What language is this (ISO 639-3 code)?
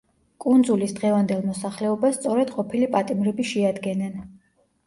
kat